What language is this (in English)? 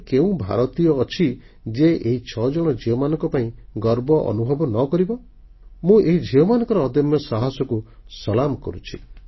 Odia